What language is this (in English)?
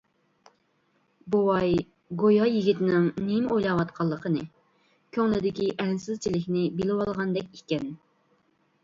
Uyghur